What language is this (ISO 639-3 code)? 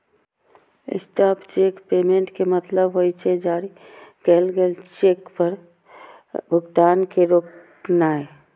mai